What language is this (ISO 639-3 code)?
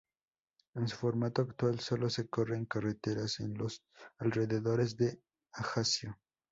spa